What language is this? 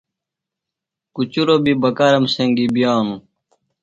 Phalura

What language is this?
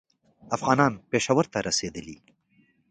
Pashto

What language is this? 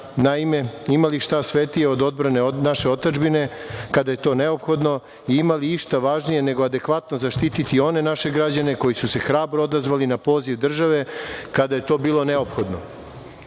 Serbian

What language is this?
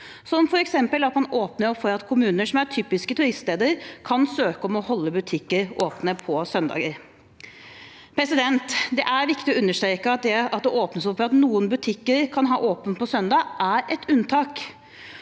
Norwegian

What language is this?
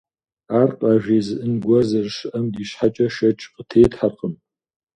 Kabardian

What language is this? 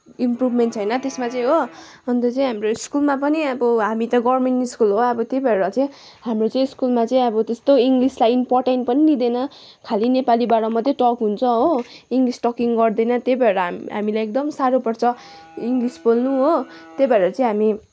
Nepali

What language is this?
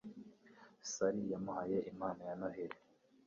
Kinyarwanda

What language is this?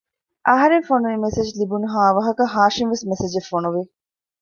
Divehi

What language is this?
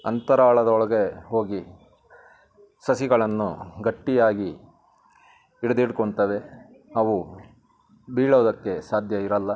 Kannada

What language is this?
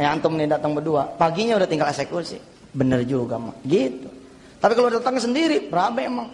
Indonesian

